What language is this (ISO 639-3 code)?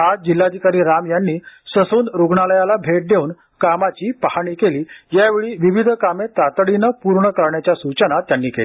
mar